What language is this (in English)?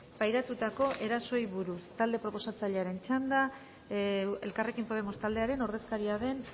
Basque